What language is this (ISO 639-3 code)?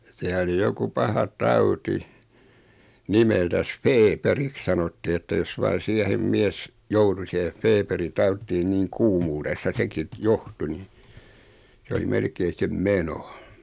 fin